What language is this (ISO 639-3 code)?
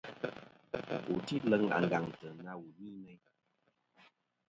bkm